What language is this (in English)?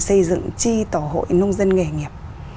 Vietnamese